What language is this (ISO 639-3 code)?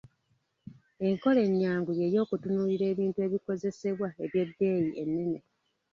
lug